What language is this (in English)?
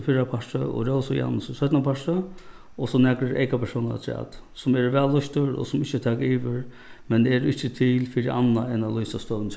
Faroese